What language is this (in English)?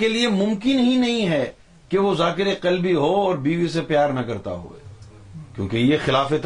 Urdu